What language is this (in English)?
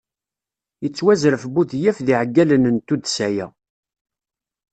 Kabyle